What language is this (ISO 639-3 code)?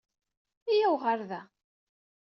kab